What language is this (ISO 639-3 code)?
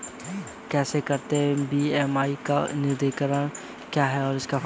hin